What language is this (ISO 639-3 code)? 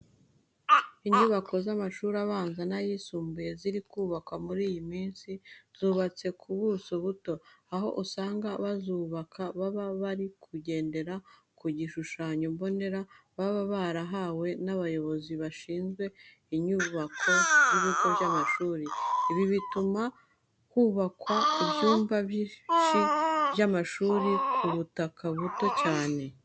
kin